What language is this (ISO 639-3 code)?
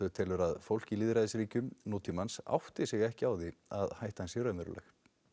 isl